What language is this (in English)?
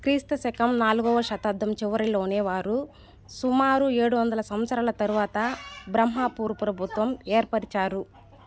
Telugu